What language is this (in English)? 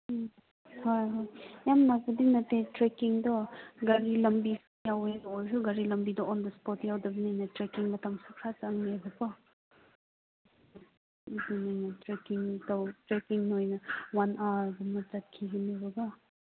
Manipuri